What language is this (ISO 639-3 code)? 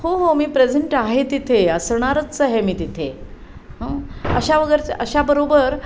mar